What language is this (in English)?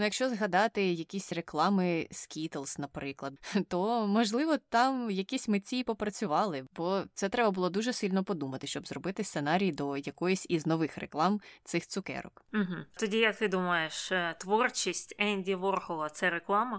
Ukrainian